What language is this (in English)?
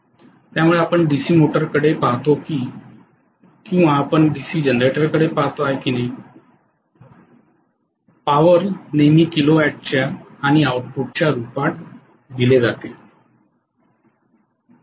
Marathi